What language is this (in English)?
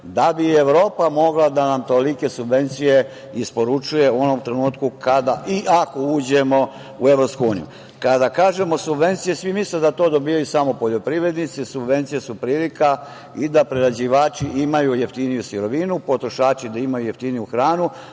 Serbian